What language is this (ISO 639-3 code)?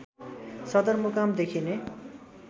nep